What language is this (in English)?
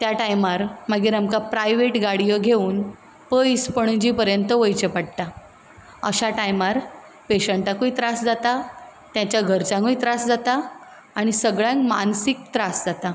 Konkani